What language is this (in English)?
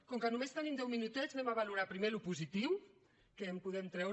Catalan